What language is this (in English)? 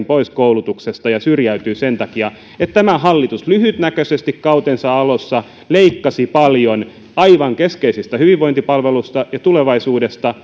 Finnish